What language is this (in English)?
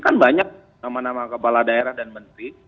Indonesian